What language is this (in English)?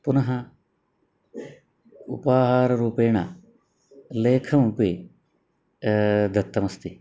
Sanskrit